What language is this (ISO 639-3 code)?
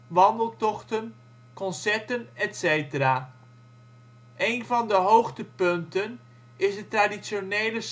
nld